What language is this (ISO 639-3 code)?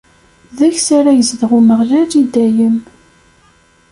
kab